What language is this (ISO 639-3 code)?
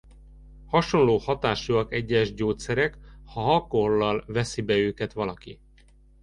hun